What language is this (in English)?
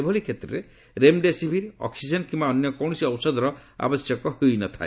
Odia